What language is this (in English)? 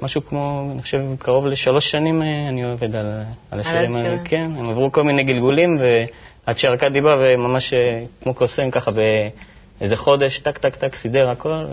Hebrew